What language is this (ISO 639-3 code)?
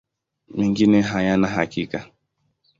swa